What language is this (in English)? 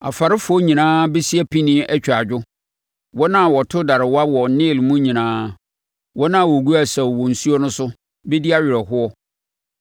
Akan